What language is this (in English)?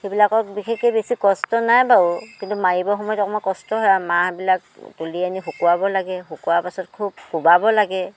Assamese